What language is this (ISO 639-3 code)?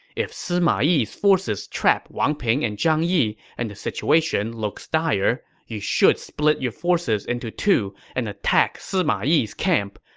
eng